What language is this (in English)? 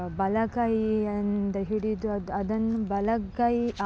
Kannada